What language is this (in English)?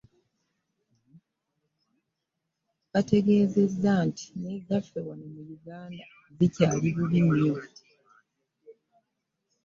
Ganda